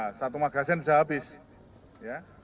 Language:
Indonesian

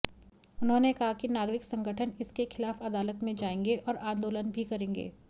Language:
Hindi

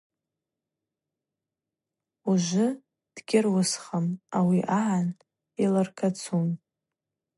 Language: Abaza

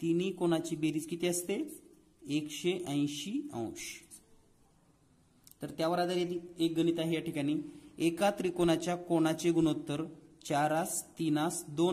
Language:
Hindi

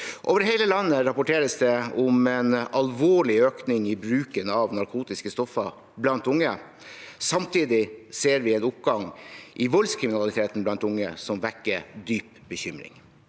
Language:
Norwegian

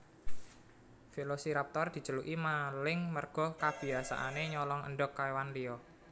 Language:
Javanese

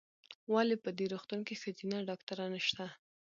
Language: Pashto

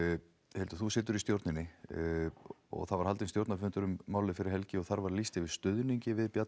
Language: Icelandic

